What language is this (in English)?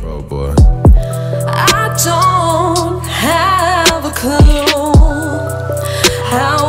English